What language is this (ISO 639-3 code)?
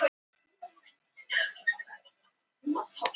isl